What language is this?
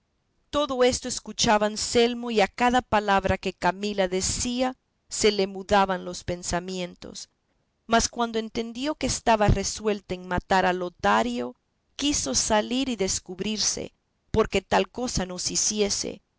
Spanish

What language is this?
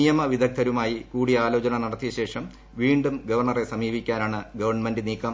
Malayalam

